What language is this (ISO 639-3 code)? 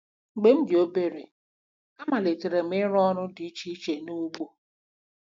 ibo